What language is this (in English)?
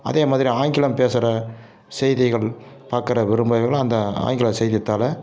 Tamil